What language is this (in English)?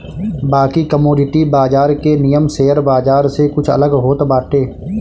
Bhojpuri